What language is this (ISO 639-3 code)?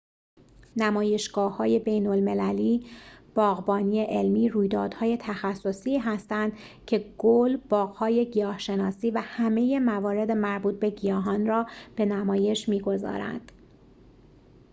fas